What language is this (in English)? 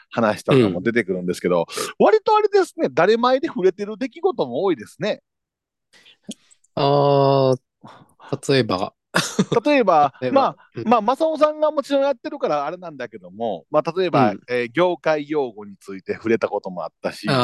Japanese